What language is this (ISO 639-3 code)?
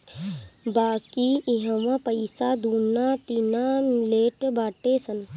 bho